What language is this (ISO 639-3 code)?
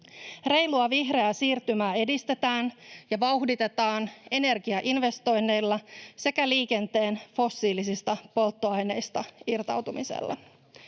fin